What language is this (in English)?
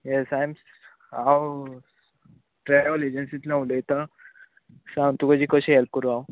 Konkani